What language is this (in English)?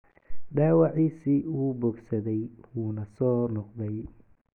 Somali